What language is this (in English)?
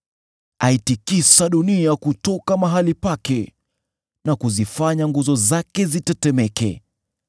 Swahili